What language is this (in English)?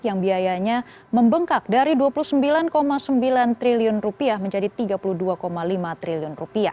Indonesian